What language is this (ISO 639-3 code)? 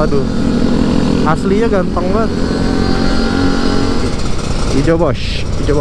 ind